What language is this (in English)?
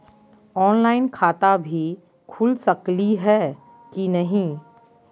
Magahi